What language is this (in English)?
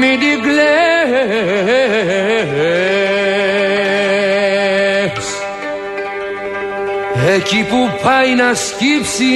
Greek